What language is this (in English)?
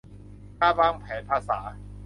Thai